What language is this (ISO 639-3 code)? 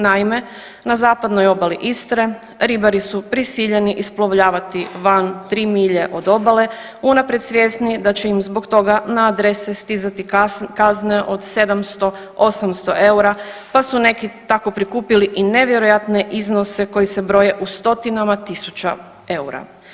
hrv